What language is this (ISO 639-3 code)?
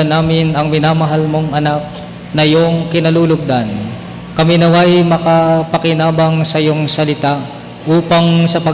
fil